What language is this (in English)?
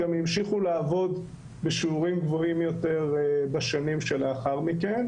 Hebrew